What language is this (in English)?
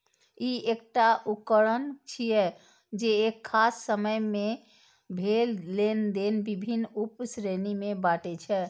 Maithili